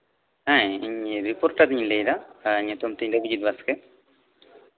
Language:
Santali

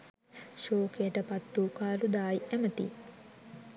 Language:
Sinhala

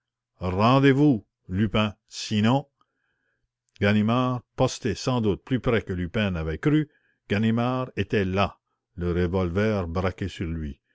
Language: French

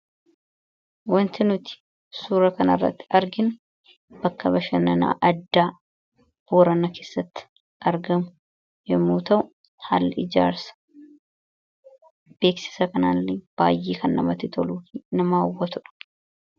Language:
Oromo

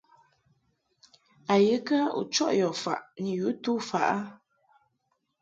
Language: Mungaka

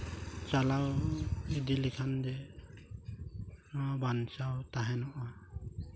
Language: Santali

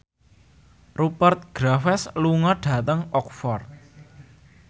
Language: Javanese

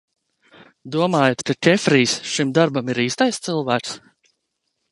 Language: Latvian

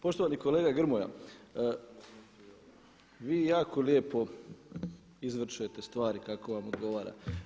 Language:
Croatian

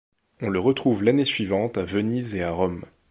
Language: French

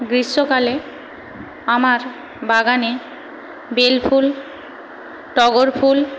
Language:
Bangla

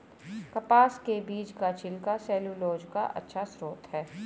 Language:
Hindi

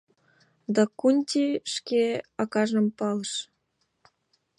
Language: Mari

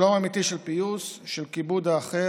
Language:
Hebrew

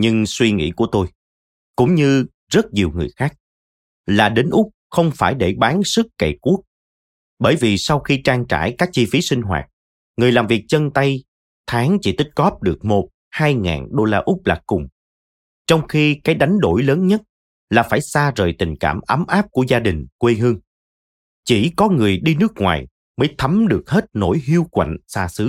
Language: Vietnamese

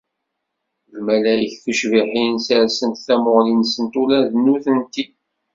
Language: Kabyle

